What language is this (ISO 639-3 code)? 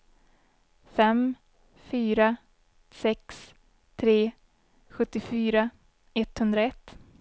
swe